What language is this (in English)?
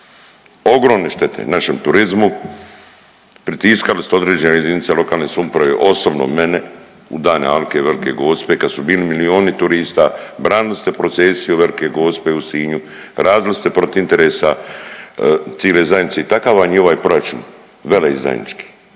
Croatian